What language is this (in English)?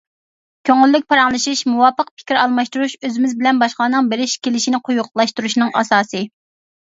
Uyghur